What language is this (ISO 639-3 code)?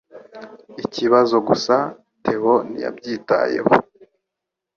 kin